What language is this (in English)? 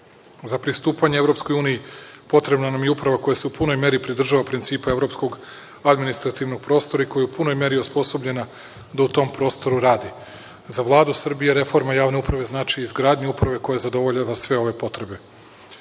Serbian